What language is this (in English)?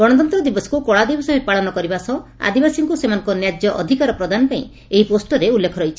Odia